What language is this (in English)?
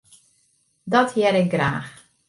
Western Frisian